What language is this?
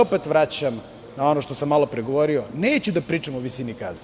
Serbian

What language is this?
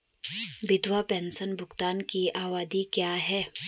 Hindi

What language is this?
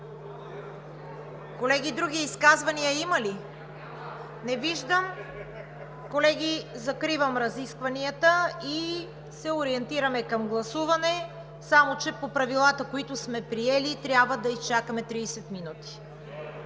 Bulgarian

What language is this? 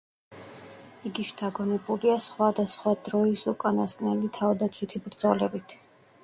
Georgian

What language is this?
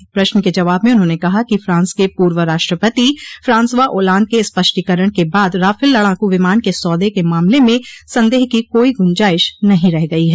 Hindi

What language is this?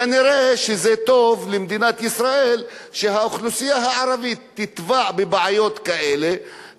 Hebrew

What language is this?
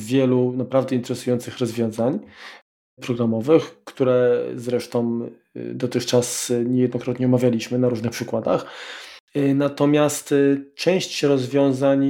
Polish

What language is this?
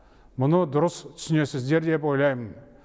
Kazakh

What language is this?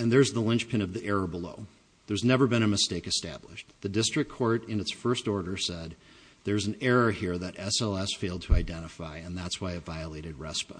English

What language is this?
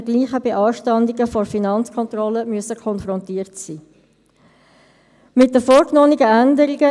Swiss German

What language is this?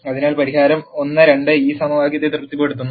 Malayalam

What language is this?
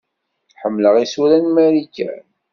Kabyle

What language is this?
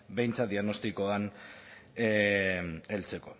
Basque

